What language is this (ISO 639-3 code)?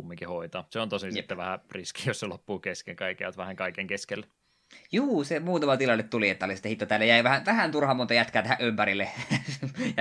fin